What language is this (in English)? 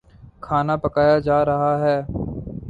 Urdu